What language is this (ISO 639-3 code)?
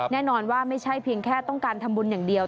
tha